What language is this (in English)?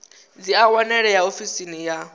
Venda